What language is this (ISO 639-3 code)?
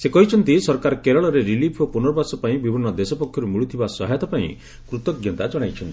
ori